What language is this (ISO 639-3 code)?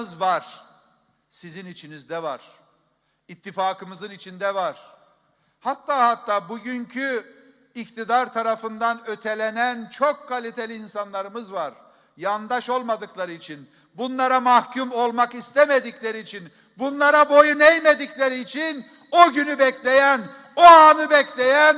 tur